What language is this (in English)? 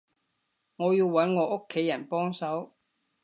Cantonese